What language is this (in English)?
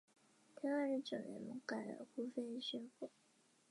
Chinese